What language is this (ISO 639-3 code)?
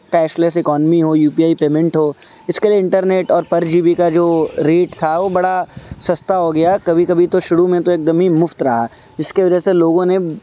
urd